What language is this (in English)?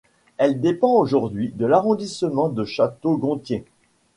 French